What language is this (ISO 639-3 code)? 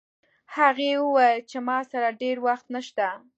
pus